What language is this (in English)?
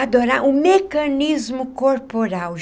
Portuguese